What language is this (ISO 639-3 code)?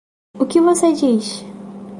por